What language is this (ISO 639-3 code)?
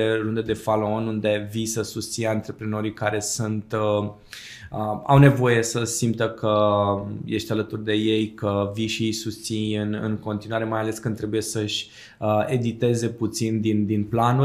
ron